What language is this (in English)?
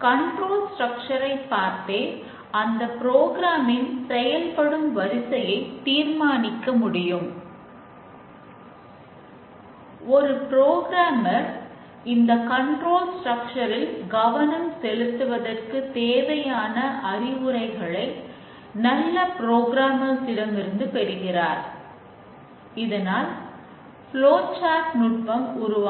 Tamil